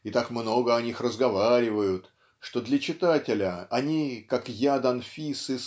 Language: Russian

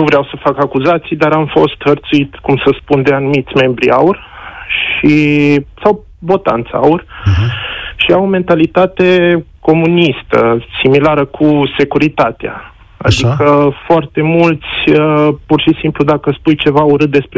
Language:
Romanian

